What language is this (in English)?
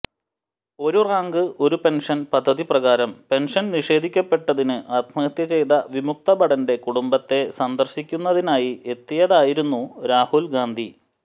Malayalam